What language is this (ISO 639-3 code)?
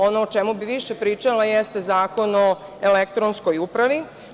srp